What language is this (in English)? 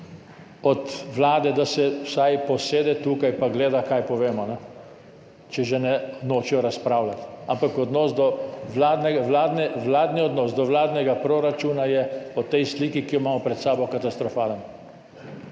Slovenian